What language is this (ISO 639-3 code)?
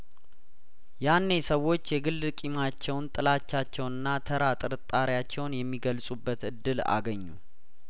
amh